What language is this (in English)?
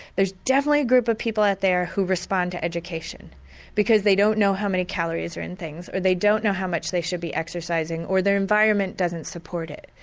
English